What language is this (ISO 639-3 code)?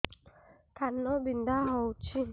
ori